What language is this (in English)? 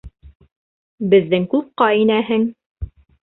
Bashkir